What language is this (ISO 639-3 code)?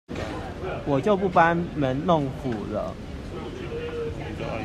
zho